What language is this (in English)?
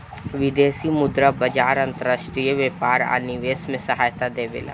Bhojpuri